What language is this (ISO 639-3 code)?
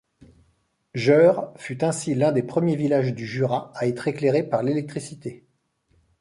fra